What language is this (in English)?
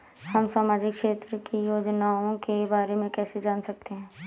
Hindi